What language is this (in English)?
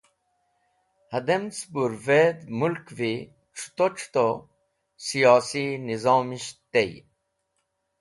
Wakhi